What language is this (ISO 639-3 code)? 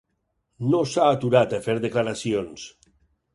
cat